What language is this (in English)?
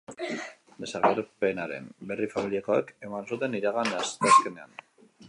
Basque